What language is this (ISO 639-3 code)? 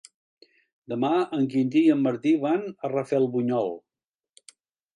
cat